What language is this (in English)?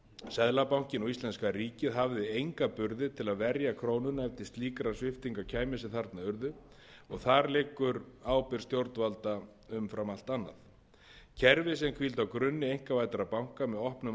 Icelandic